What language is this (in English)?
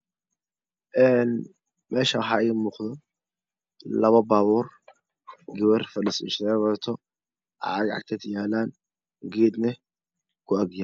Somali